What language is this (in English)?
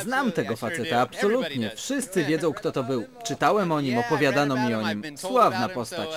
Polish